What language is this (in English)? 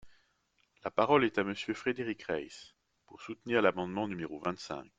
French